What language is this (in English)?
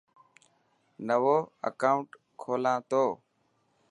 Dhatki